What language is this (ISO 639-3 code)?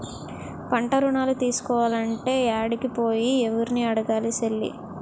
tel